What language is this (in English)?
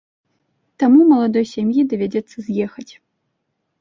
Belarusian